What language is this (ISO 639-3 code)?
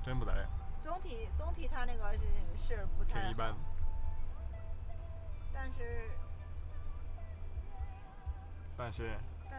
zho